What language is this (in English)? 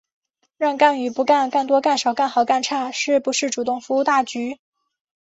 Chinese